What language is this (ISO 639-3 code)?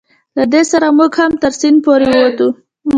pus